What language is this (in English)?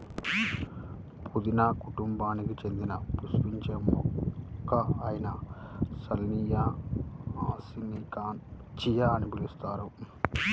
Telugu